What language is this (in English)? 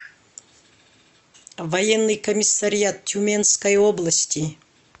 Russian